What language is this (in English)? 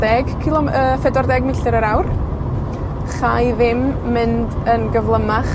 Welsh